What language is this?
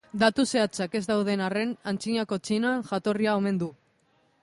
Basque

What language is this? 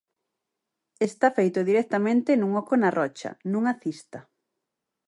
Galician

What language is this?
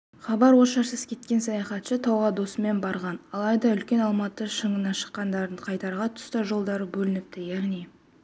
Kazakh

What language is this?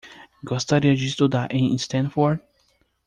Portuguese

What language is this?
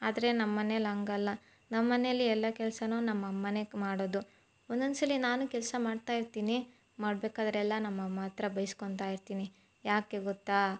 Kannada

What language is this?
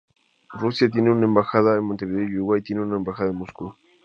Spanish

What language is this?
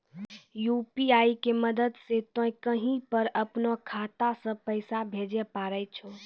Maithili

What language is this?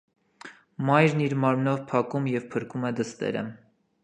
Armenian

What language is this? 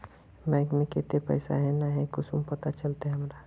Magahi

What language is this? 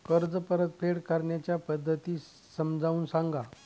Marathi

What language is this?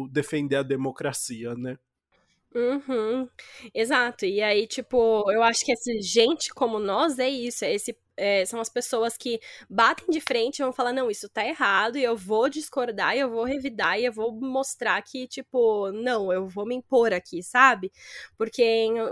Portuguese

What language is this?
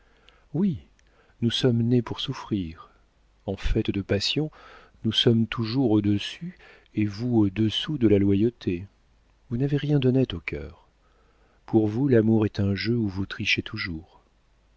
French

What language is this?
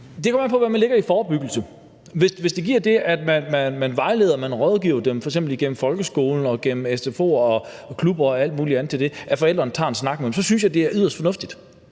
Danish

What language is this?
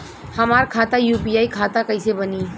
Bhojpuri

